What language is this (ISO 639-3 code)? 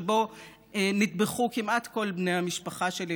heb